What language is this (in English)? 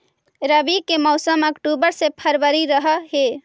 Magahi